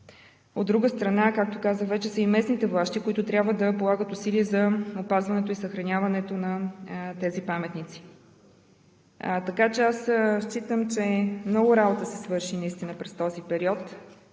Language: Bulgarian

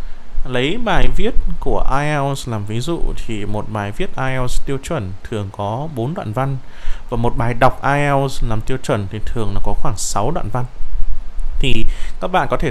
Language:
Vietnamese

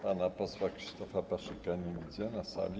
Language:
Polish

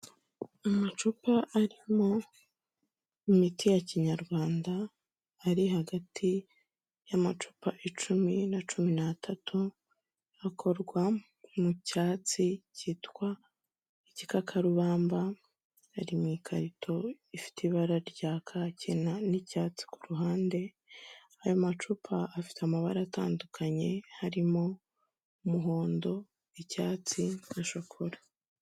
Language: Kinyarwanda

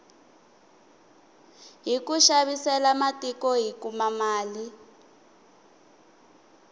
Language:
Tsonga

